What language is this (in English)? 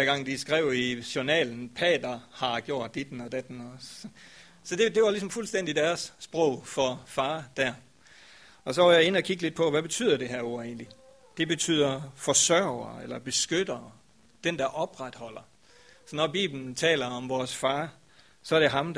Danish